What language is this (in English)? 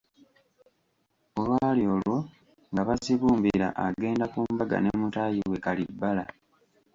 Ganda